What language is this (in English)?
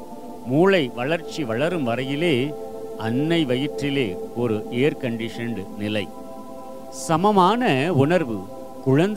Tamil